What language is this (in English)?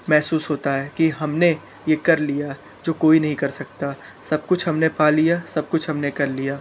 Hindi